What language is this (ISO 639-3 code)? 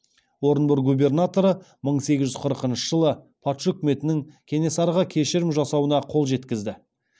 kaz